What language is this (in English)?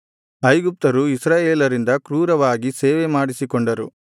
Kannada